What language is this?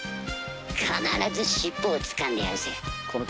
Japanese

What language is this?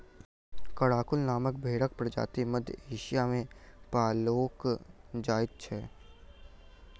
Maithili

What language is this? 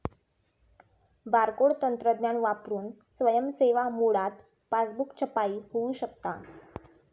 Marathi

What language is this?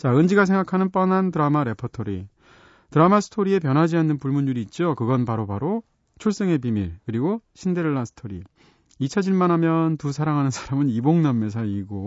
Korean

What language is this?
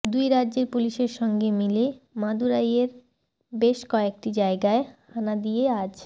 Bangla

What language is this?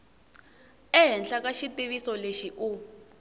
Tsonga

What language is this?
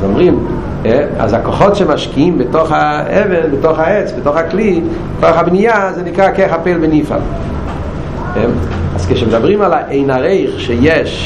Hebrew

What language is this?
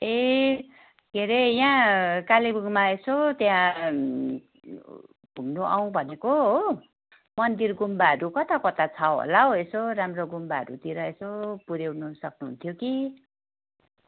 Nepali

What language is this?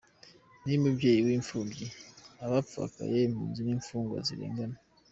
Kinyarwanda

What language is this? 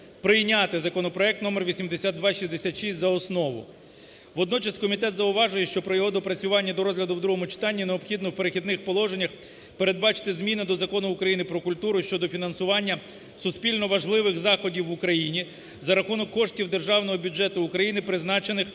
Ukrainian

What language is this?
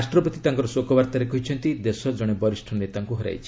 Odia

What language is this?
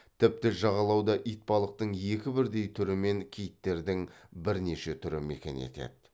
Kazakh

